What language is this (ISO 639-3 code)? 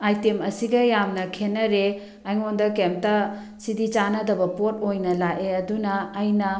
mni